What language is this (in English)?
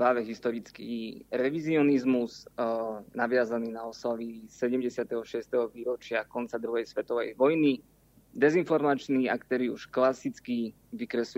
Slovak